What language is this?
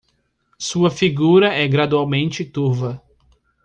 Portuguese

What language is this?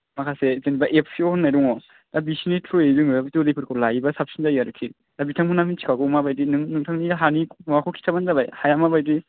Bodo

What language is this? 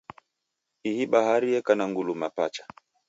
Taita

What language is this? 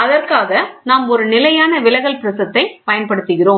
Tamil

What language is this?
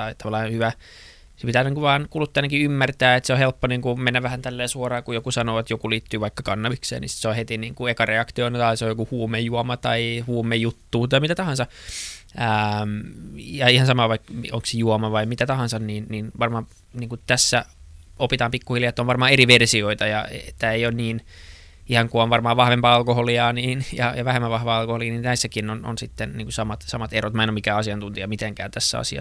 Finnish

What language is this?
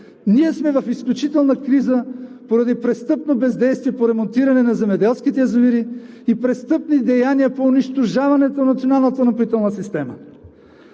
Bulgarian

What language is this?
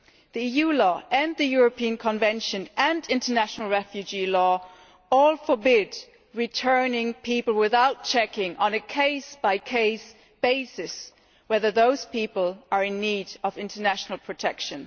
English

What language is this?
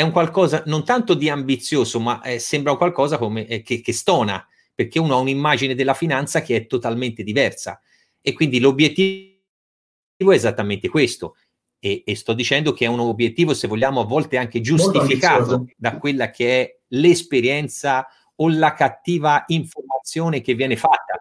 Italian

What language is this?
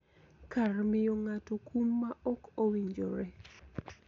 Luo (Kenya and Tanzania)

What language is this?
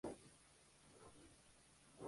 Spanish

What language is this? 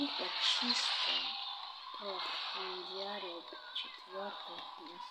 Russian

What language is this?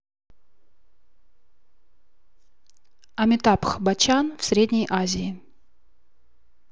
Russian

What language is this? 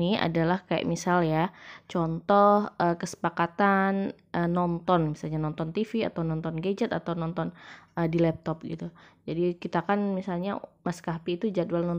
Indonesian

